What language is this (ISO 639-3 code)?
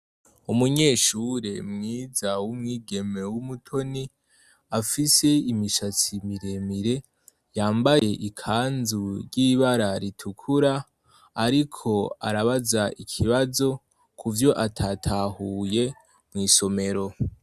run